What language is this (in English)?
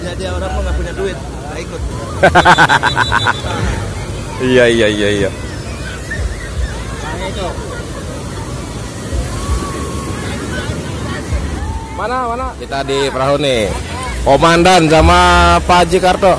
Indonesian